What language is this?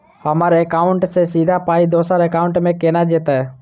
Maithili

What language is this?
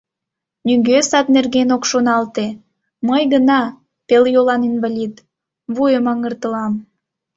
Mari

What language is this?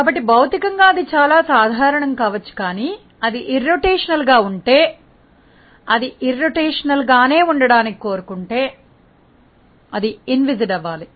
Telugu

